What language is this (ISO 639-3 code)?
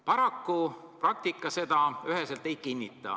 est